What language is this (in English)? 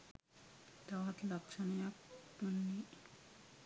Sinhala